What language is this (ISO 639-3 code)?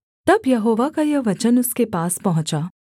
hin